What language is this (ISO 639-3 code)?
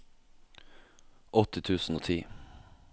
nor